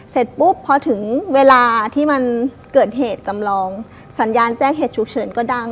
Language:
Thai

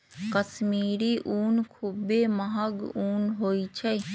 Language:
Magahi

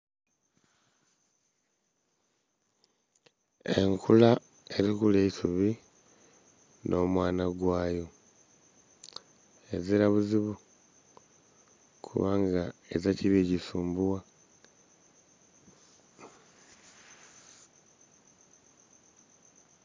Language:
Soga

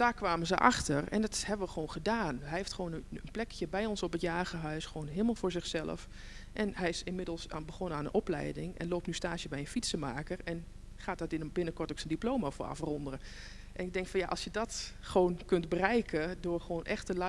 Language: Dutch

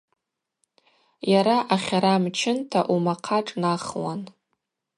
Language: Abaza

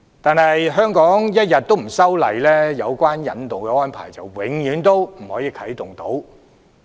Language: Cantonese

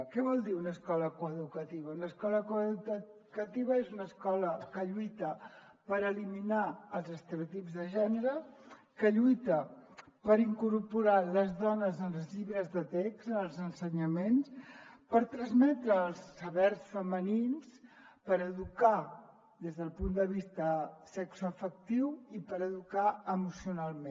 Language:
Catalan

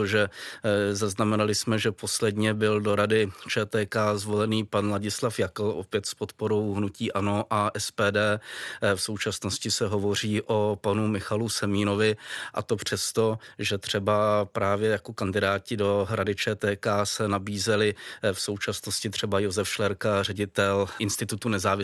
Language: Czech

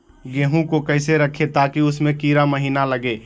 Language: Magahi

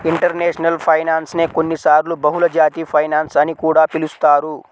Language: Telugu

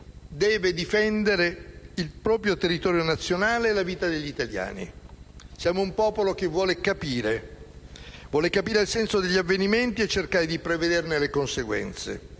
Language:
Italian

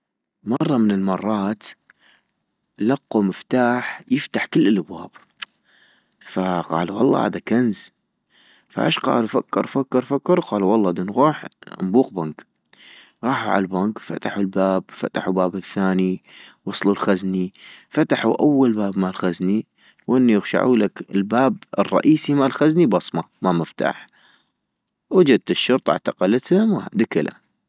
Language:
North Mesopotamian Arabic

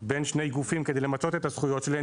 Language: Hebrew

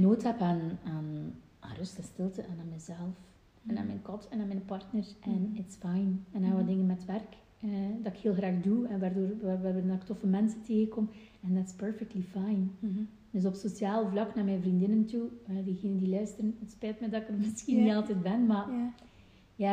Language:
Dutch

